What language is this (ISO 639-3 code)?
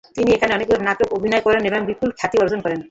ben